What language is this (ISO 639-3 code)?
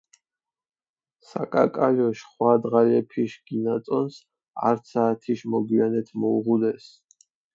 xmf